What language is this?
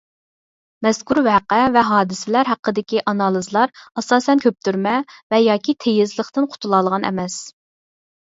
Uyghur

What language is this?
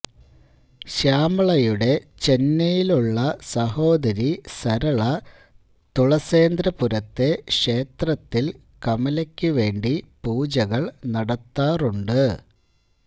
Malayalam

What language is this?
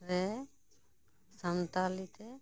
Santali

